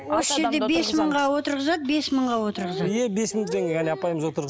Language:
Kazakh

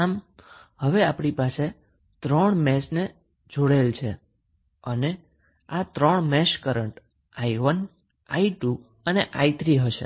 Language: Gujarati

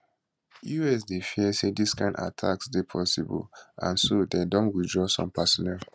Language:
Nigerian Pidgin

